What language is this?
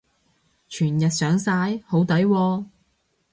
Cantonese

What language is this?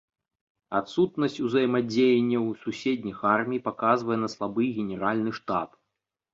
Belarusian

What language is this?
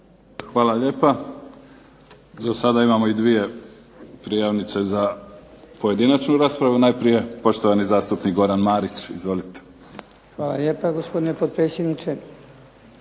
Croatian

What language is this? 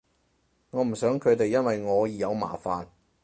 Cantonese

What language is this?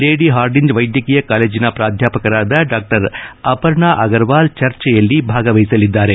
Kannada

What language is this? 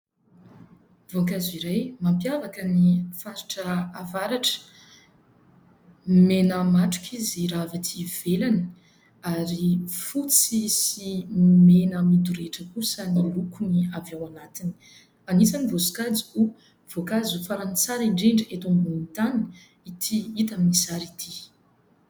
Malagasy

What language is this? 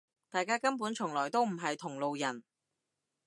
Cantonese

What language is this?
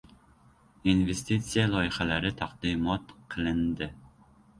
Uzbek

